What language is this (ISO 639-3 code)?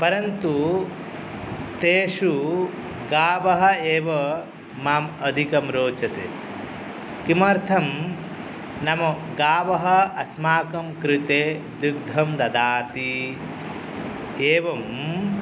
san